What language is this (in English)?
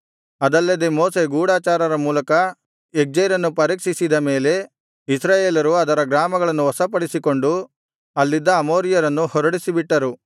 Kannada